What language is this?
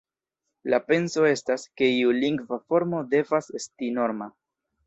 Esperanto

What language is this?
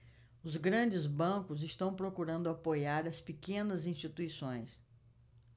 Portuguese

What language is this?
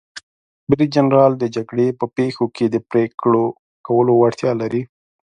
Pashto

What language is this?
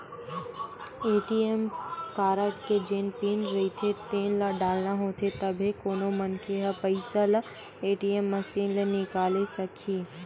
Chhattisgarhi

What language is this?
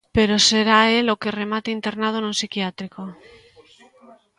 Galician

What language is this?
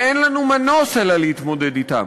Hebrew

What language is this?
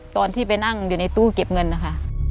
Thai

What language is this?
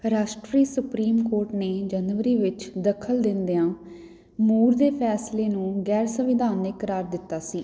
Punjabi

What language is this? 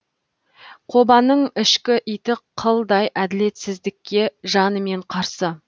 Kazakh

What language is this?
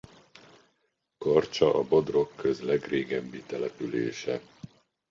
Hungarian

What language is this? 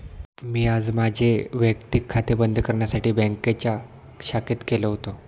Marathi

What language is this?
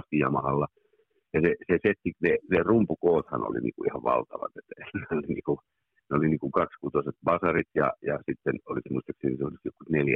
Finnish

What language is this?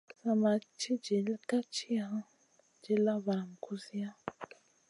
Masana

